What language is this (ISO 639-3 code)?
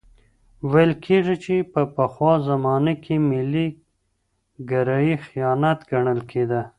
pus